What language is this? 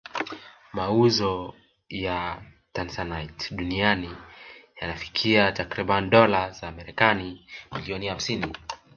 Swahili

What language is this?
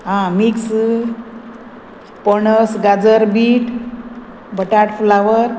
Konkani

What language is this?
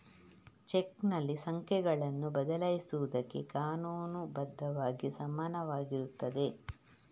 Kannada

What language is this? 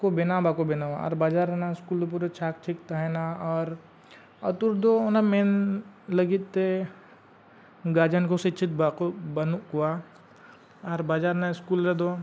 Santali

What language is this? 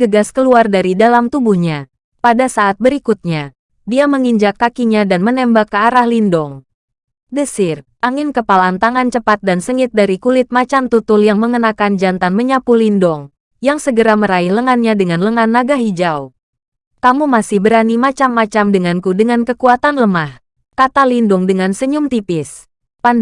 Indonesian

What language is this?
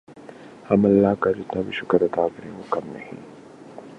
Urdu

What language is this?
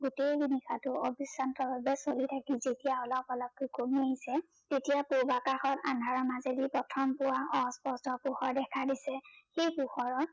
Assamese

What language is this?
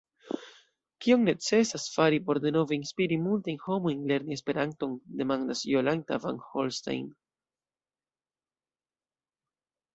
Esperanto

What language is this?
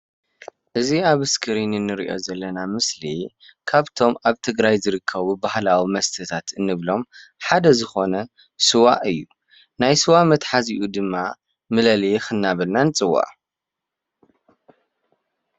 Tigrinya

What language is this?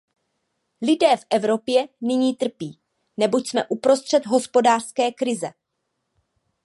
Czech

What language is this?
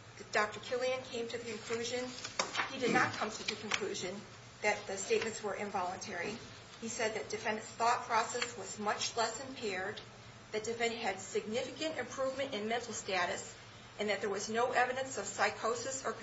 English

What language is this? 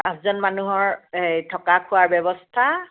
Assamese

